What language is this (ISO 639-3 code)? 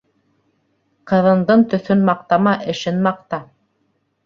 bak